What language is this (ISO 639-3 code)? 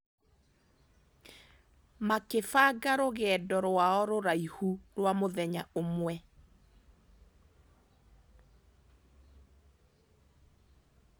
kik